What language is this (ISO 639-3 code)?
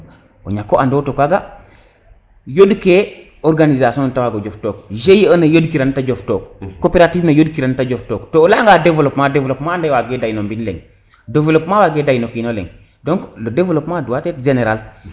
srr